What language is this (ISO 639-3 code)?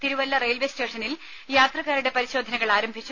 mal